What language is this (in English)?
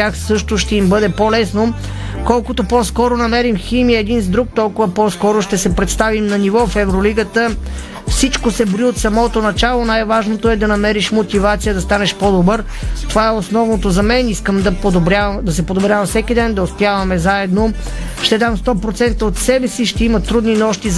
Bulgarian